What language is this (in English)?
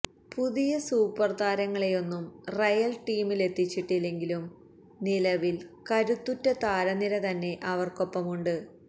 Malayalam